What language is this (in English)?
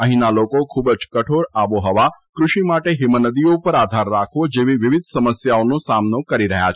Gujarati